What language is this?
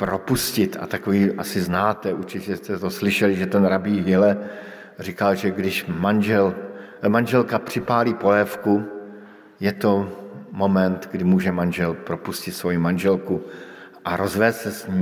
Czech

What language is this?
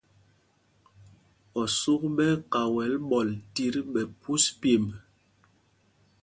Mpumpong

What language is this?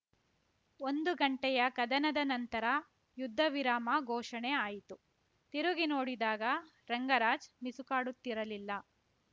Kannada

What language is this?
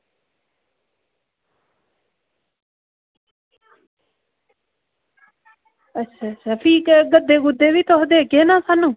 Dogri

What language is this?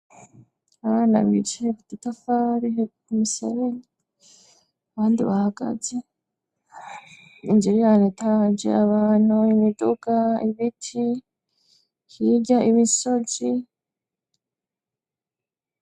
Rundi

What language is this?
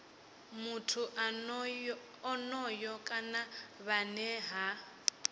Venda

